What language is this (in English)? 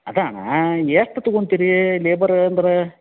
Kannada